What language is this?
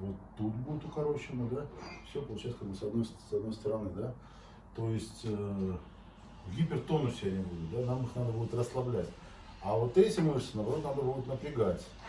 Russian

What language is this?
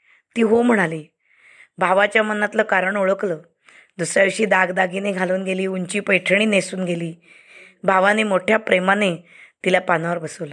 Marathi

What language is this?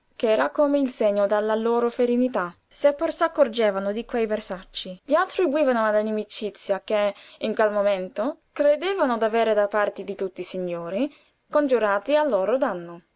Italian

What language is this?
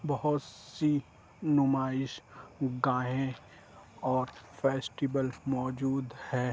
Urdu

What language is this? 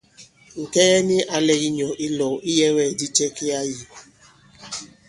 Bankon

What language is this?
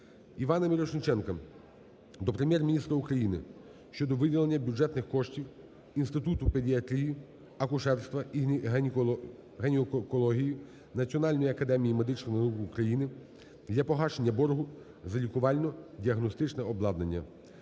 Ukrainian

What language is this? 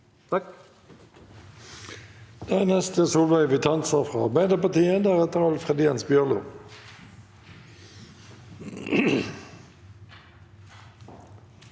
Norwegian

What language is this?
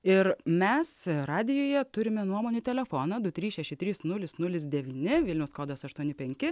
Lithuanian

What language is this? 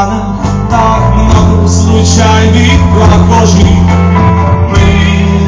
Greek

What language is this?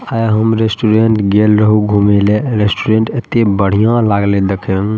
Maithili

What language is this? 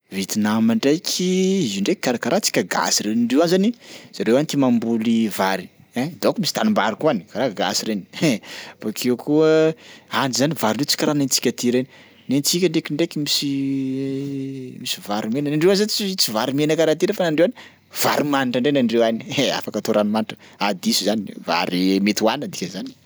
Sakalava Malagasy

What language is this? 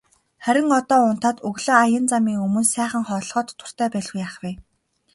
Mongolian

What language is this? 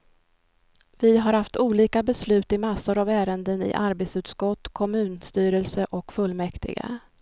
Swedish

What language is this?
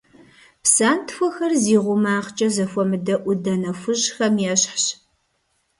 Kabardian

